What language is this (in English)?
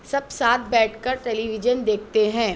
Urdu